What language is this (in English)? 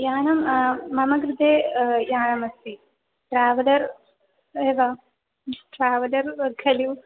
Sanskrit